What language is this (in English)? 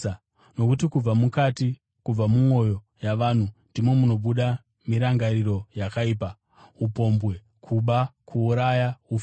Shona